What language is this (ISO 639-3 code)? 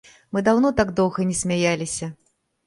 bel